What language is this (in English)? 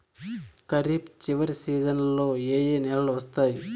Telugu